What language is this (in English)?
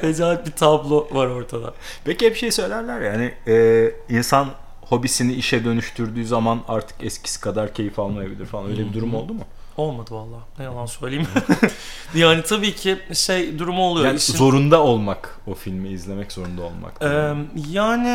Turkish